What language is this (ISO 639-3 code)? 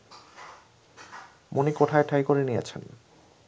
ben